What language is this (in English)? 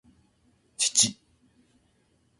Japanese